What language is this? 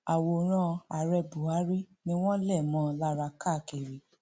Yoruba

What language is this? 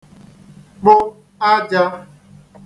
Igbo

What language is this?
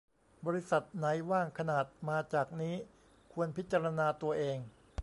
Thai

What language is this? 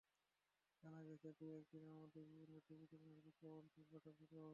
Bangla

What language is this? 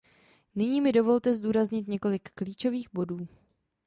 Czech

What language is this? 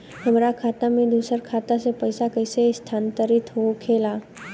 Bhojpuri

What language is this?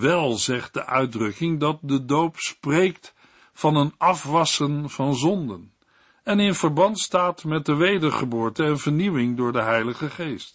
Dutch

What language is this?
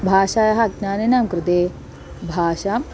Sanskrit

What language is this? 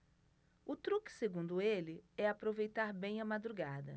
Portuguese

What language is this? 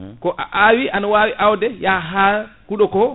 Fula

